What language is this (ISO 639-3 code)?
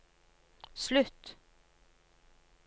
nor